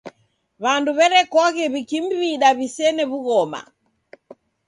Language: Taita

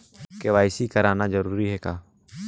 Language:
Chhattisgarhi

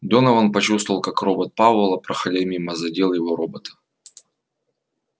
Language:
Russian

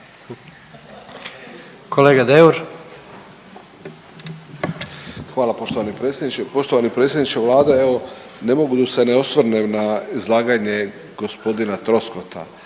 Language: Croatian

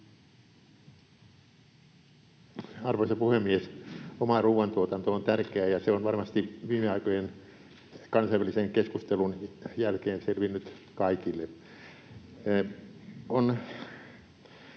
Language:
Finnish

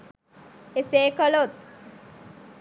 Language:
Sinhala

